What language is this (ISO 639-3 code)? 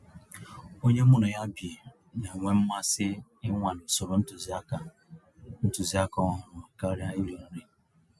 ibo